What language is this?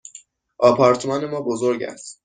Persian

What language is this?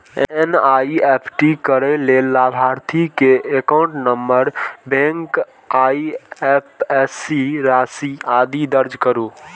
Maithili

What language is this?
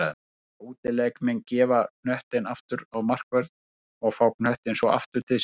Icelandic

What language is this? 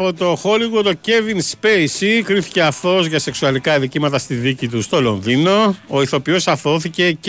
Greek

